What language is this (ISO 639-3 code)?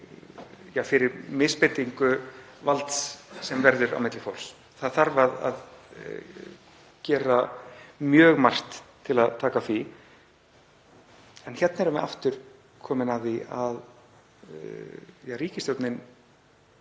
isl